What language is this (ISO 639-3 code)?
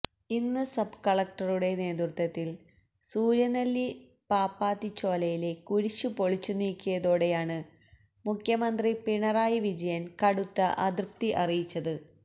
mal